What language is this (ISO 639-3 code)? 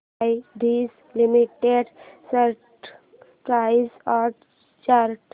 mar